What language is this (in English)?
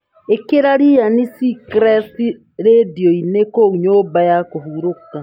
Kikuyu